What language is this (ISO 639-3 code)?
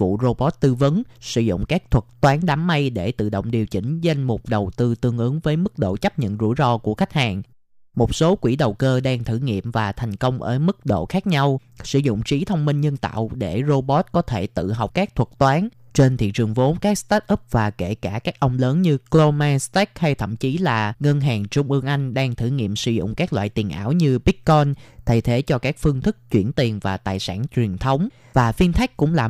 vie